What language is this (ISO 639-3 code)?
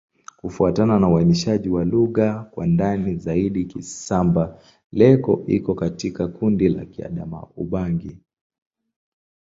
swa